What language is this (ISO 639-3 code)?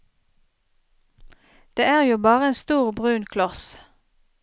nor